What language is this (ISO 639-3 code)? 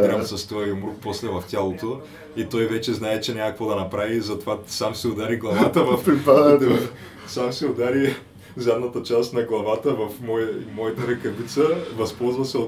bul